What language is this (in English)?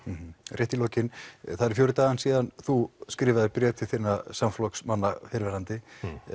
Icelandic